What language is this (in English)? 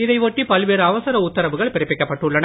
Tamil